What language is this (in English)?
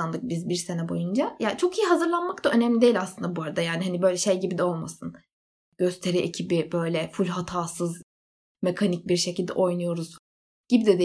Turkish